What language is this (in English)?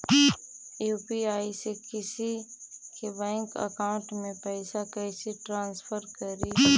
Magahi